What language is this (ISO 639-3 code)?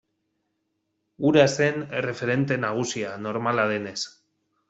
eus